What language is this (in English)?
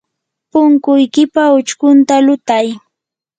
Yanahuanca Pasco Quechua